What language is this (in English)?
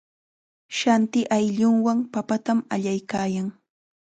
Chiquián Ancash Quechua